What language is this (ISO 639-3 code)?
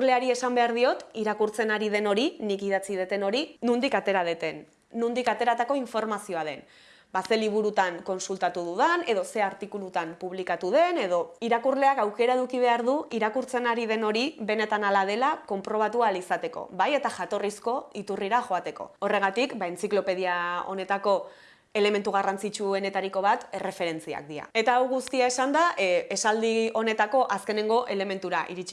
eus